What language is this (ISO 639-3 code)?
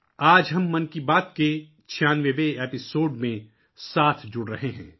urd